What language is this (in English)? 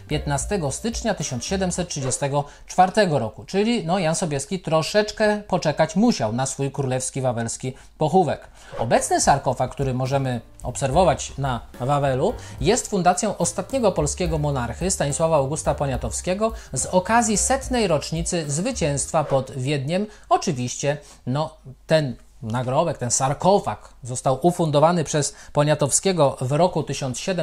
Polish